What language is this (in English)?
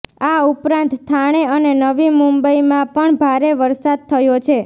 Gujarati